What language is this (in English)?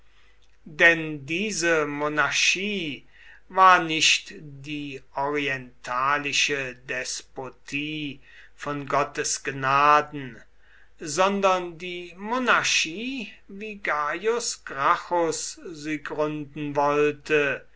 German